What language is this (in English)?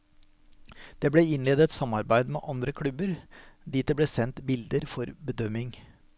Norwegian